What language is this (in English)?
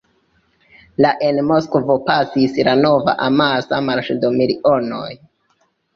Esperanto